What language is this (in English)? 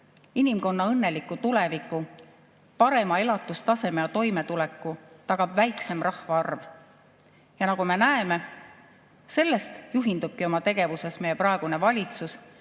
Estonian